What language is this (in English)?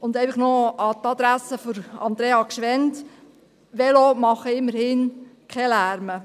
Swiss German